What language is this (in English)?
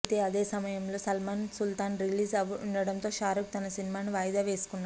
Telugu